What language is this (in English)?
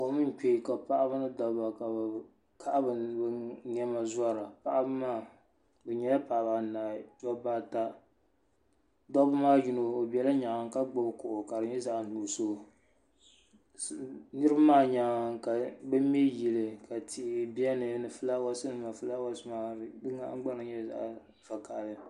Dagbani